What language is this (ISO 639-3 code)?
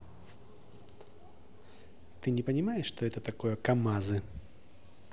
rus